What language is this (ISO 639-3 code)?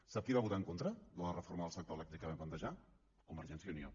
cat